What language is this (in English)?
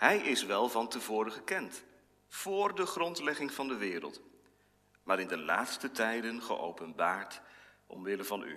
Dutch